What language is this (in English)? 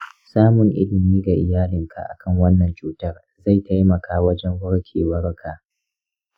Hausa